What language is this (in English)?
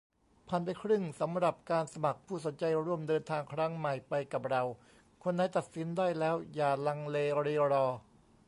Thai